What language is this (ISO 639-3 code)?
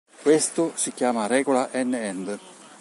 ita